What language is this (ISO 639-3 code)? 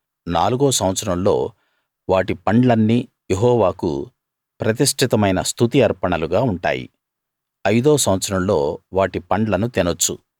tel